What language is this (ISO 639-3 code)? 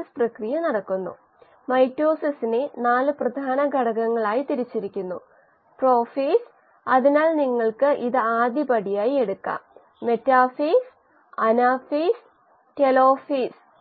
mal